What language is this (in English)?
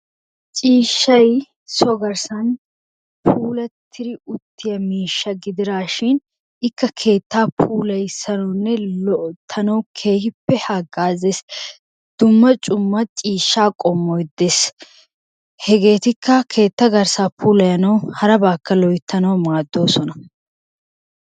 Wolaytta